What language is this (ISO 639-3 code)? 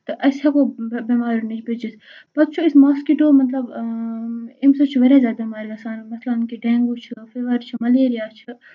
kas